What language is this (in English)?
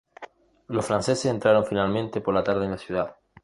Spanish